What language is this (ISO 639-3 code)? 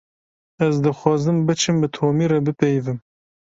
kur